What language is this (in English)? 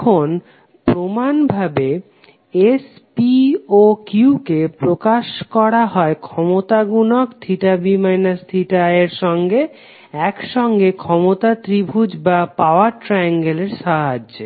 Bangla